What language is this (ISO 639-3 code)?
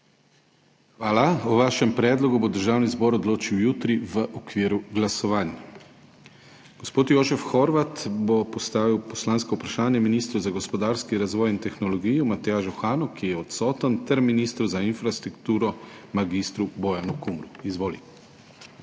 slv